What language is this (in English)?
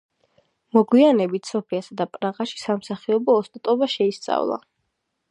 Georgian